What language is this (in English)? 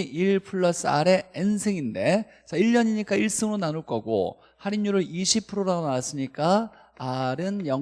Korean